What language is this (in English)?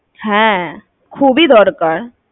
Bangla